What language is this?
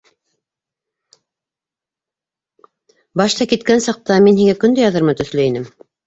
Bashkir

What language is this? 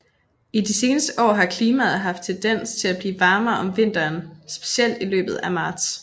Danish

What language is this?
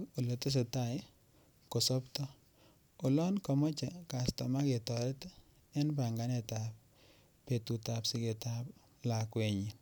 Kalenjin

